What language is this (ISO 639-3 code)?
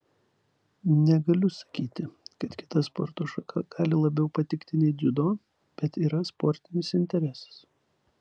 lit